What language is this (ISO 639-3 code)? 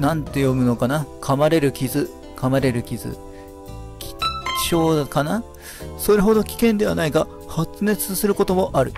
jpn